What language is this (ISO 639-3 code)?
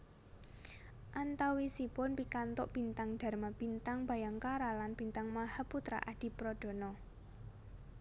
jav